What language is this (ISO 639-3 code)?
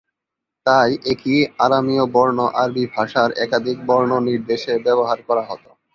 ben